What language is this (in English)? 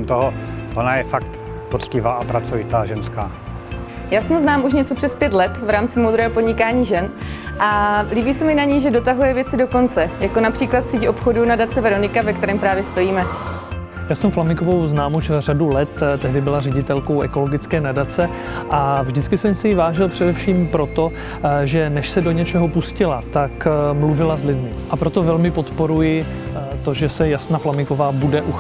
Czech